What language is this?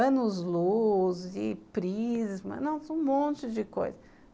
Portuguese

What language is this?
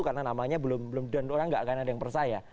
Indonesian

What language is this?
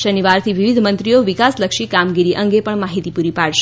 Gujarati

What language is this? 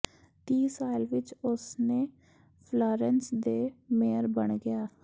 Punjabi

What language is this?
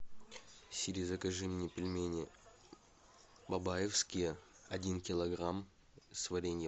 Russian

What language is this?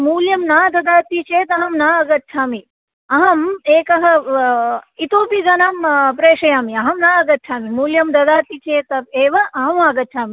Sanskrit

